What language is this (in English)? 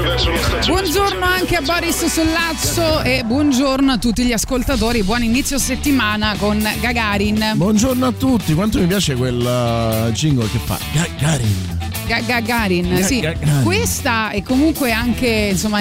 Italian